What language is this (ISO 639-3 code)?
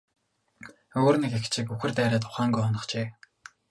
mon